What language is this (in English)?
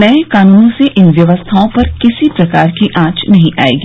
Hindi